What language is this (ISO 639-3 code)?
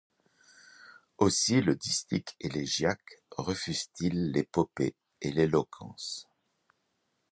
fra